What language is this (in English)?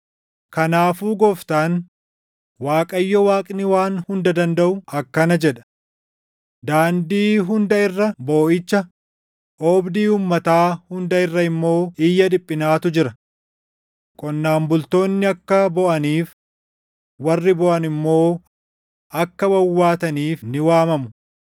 Oromo